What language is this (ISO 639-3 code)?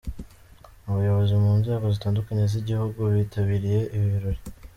kin